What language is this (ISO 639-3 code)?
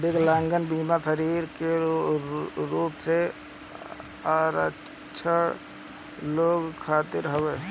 bho